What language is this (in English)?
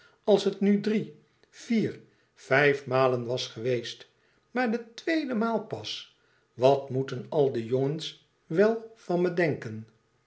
Dutch